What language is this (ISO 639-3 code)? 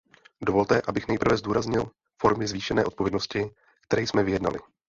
ces